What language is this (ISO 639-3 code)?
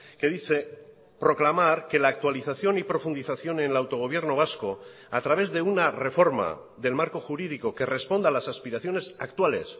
spa